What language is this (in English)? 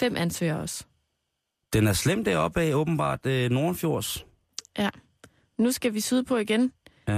Danish